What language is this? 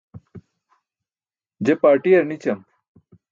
Burushaski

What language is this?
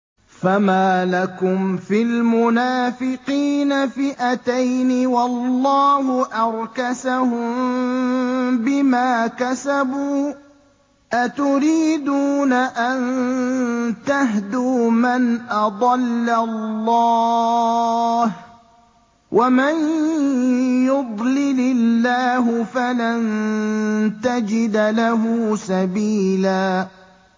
Arabic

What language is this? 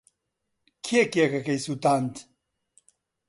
Central Kurdish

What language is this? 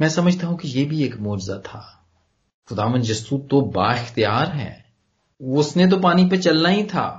Punjabi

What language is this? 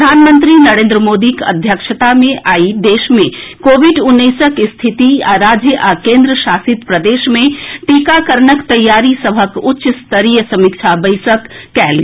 Maithili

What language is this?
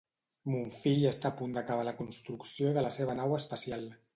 Catalan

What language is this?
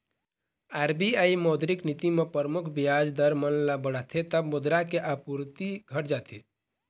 Chhattisgarhi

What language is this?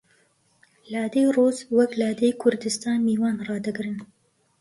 Central Kurdish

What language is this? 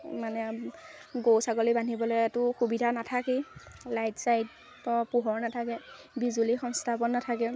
Assamese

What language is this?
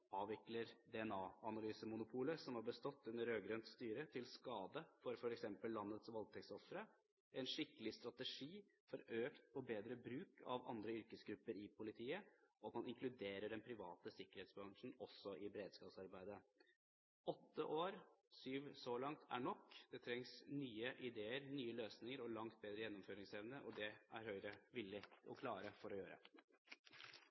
Norwegian Bokmål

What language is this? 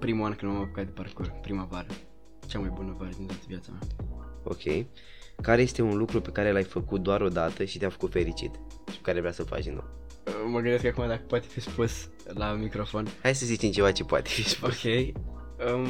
Romanian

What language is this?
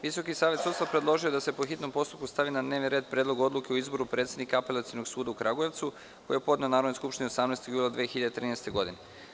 Serbian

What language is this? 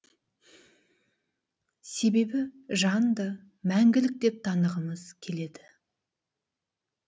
Kazakh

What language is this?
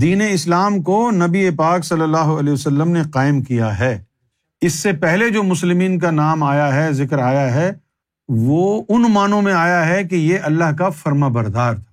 Urdu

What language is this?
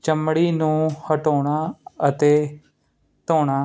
Punjabi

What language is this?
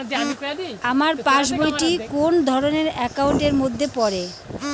Bangla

